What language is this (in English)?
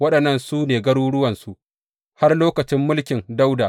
Hausa